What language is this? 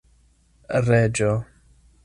Esperanto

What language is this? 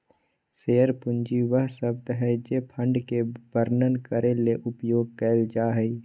Magahi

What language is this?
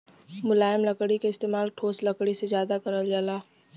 Bhojpuri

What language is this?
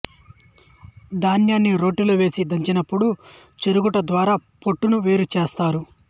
Telugu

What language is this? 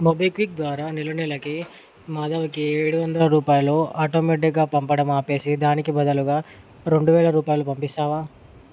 Telugu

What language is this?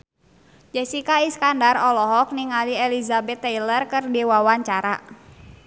Sundanese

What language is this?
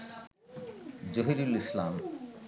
Bangla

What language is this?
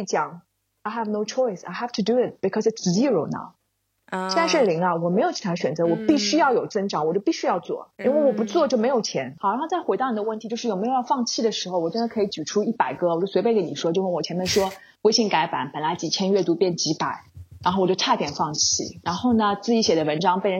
Chinese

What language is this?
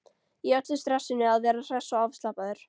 Icelandic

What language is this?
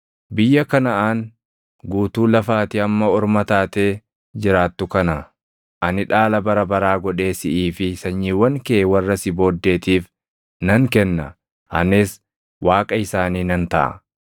Oromo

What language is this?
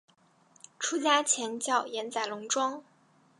Chinese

